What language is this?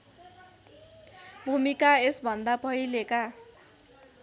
Nepali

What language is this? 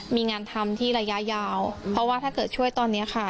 Thai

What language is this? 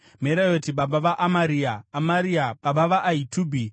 Shona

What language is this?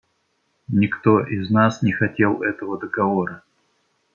Russian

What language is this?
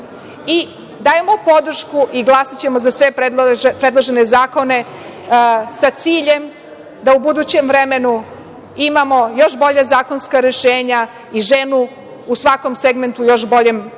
Serbian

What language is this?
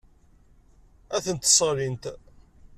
Kabyle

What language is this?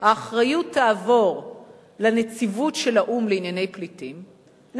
Hebrew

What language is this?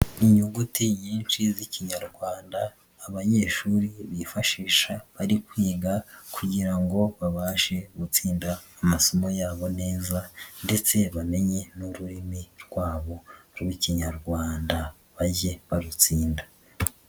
Kinyarwanda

